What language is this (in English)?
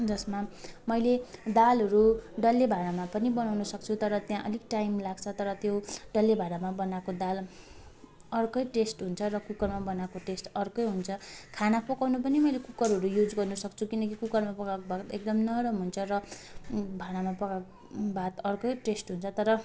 Nepali